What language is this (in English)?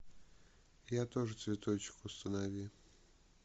Russian